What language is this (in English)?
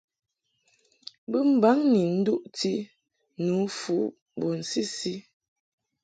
Mungaka